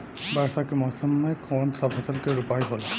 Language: Bhojpuri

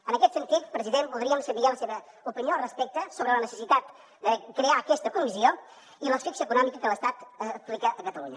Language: Catalan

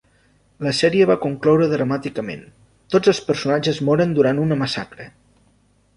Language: Catalan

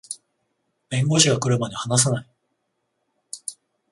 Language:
Japanese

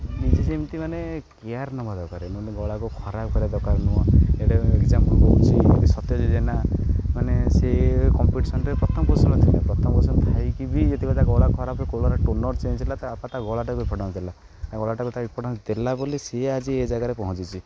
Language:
Odia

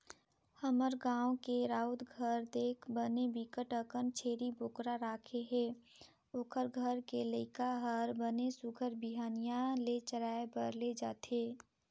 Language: Chhattisgarhi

